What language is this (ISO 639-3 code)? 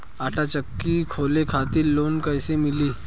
bho